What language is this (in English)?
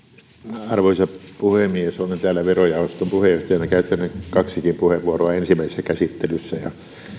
Finnish